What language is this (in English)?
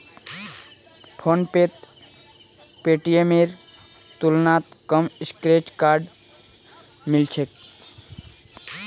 Magahi